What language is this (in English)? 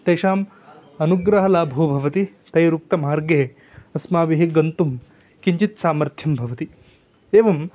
Sanskrit